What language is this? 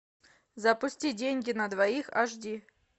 Russian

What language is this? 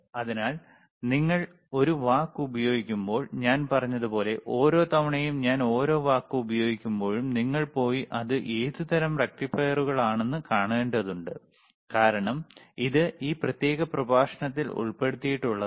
Malayalam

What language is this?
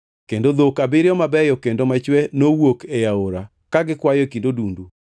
Luo (Kenya and Tanzania)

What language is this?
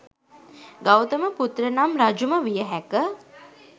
Sinhala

